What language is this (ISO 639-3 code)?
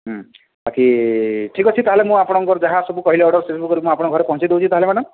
ori